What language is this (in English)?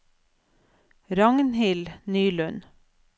Norwegian